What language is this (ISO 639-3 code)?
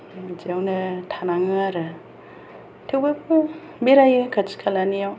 brx